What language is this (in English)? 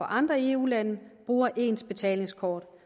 Danish